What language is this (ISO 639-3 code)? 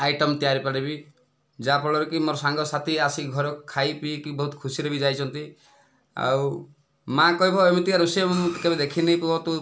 ori